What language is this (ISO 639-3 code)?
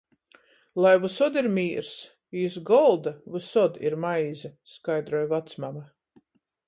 ltg